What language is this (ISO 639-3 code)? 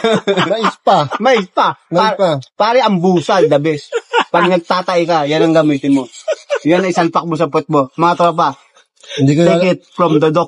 fil